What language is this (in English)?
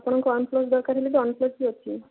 Odia